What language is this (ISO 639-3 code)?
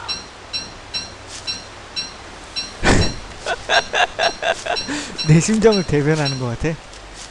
kor